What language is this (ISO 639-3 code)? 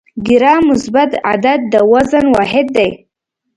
pus